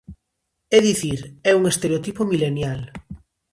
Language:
Galician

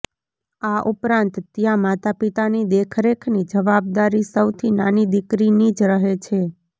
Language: Gujarati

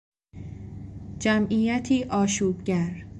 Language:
Persian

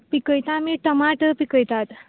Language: Konkani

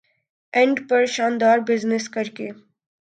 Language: Urdu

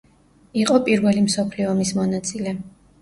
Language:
Georgian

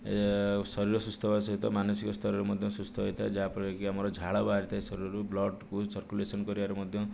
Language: Odia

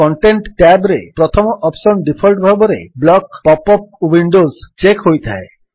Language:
Odia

